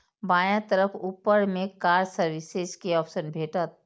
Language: Maithili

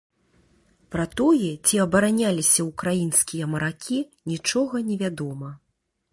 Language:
Belarusian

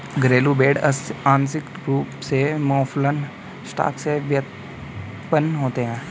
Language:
Hindi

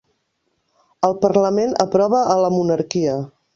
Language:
Catalan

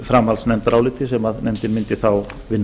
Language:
Icelandic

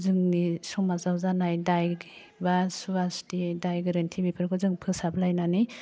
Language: Bodo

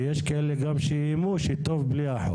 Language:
Hebrew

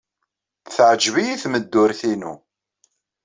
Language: Kabyle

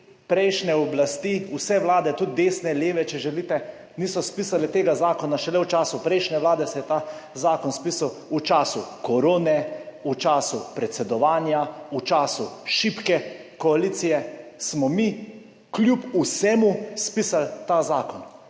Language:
Slovenian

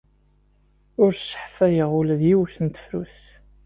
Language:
Kabyle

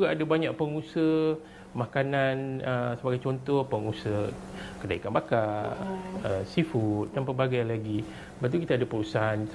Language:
Malay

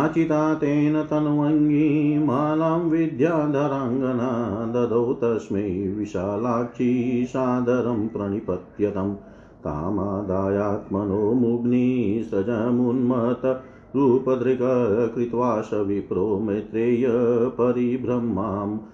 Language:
Hindi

